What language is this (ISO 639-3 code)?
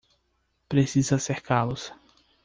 por